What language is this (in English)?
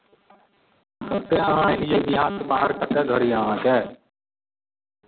Maithili